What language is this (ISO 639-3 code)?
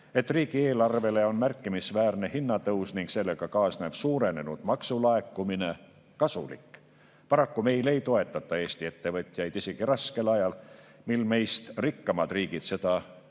est